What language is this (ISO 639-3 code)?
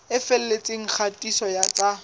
sot